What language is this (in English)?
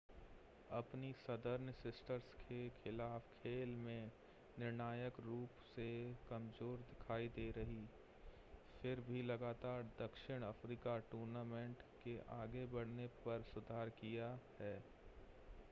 Hindi